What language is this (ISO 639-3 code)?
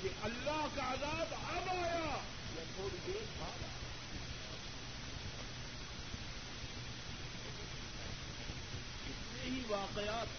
urd